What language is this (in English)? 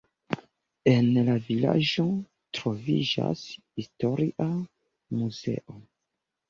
Esperanto